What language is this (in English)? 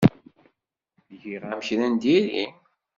Kabyle